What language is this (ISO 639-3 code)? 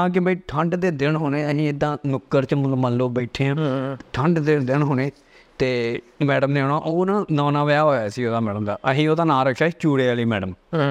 pan